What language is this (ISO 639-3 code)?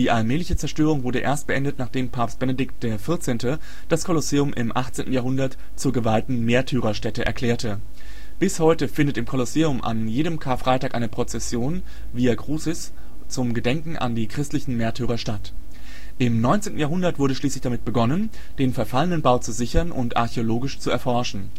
deu